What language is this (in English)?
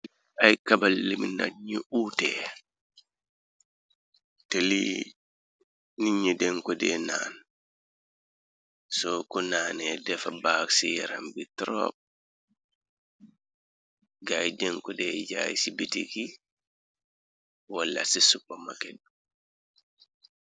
Wolof